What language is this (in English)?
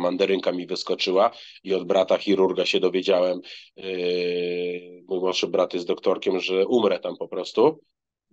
Polish